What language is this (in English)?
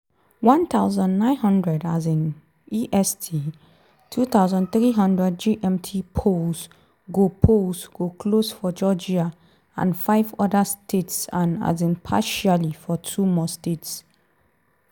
Nigerian Pidgin